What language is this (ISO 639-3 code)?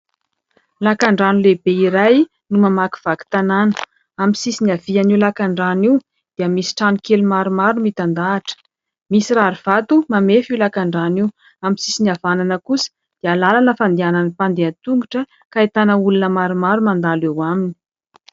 mlg